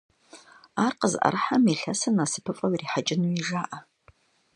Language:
Kabardian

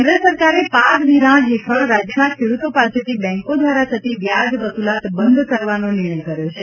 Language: Gujarati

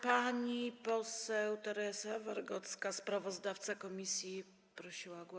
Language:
Polish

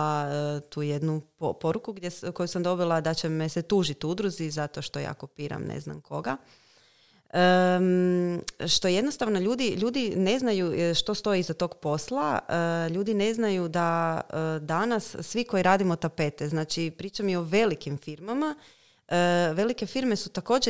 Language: Croatian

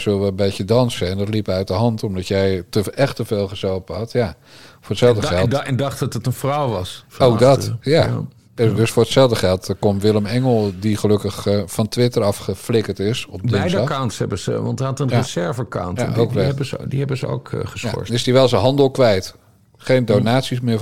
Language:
Dutch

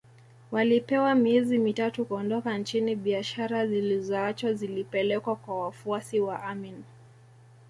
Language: Swahili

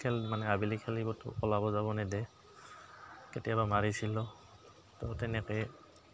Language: Assamese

